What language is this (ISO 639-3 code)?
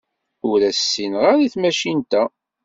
kab